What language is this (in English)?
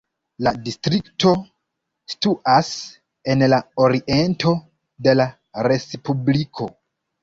Esperanto